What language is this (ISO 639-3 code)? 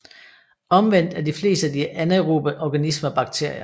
dan